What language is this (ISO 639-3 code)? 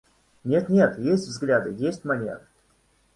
rus